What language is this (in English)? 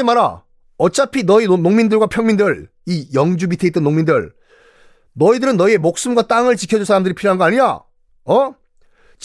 Korean